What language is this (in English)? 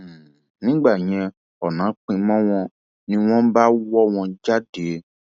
Yoruba